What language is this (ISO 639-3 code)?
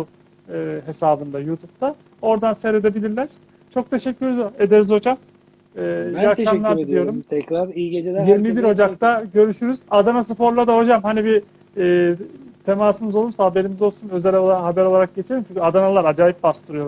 tur